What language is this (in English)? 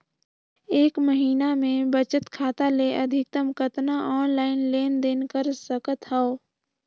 Chhattisgarhi